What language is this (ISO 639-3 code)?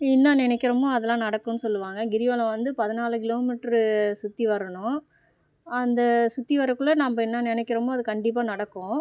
tam